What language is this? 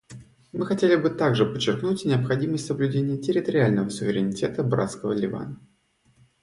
Russian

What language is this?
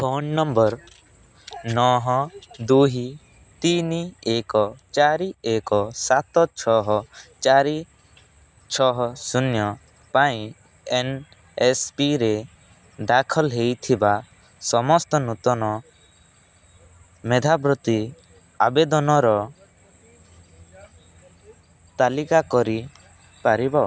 Odia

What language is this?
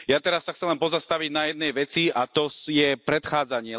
Slovak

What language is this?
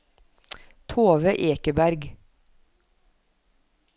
Norwegian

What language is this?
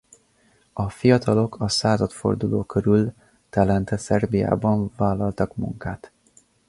Hungarian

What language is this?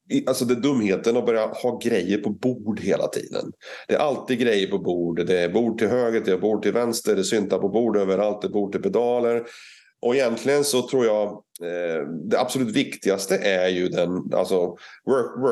Swedish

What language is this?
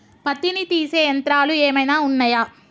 Telugu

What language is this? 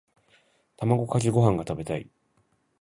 Japanese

